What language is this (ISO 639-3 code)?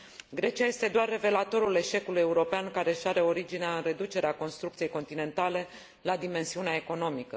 ron